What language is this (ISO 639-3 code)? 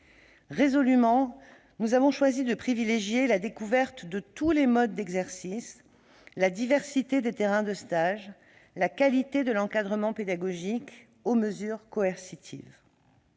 fra